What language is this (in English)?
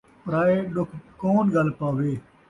Saraiki